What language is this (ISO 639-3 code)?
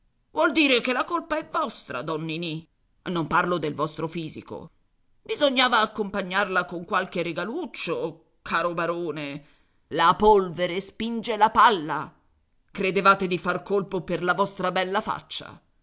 ita